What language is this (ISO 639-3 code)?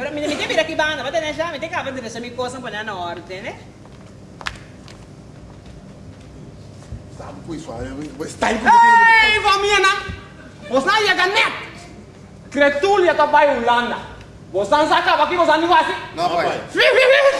por